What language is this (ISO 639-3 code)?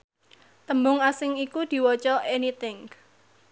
jav